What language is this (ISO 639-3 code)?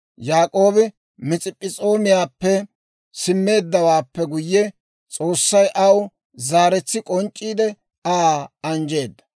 dwr